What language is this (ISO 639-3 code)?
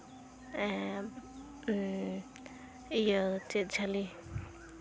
sat